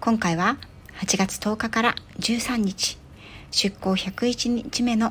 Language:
Japanese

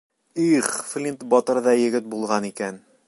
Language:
Bashkir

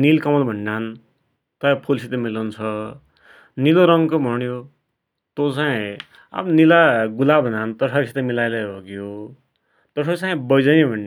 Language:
Dotyali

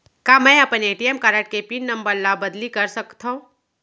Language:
Chhattisgarhi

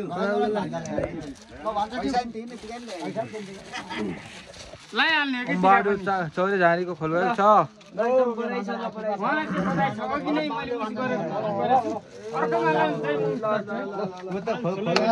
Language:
Arabic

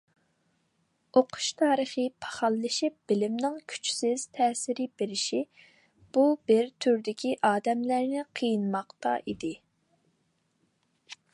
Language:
Uyghur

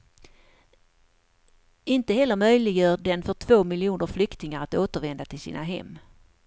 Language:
Swedish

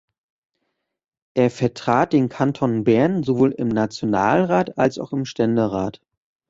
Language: German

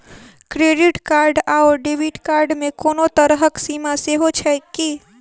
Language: Maithili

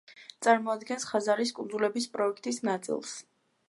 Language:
Georgian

